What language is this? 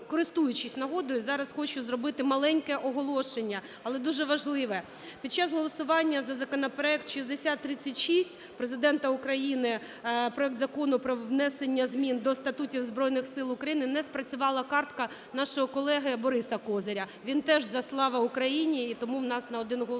Ukrainian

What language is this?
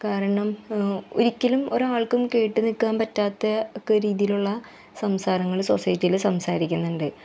Malayalam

